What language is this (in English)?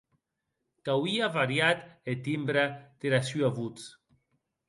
Occitan